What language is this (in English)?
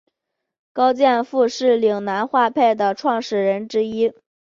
Chinese